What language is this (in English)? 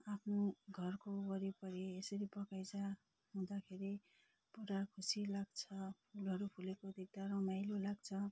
Nepali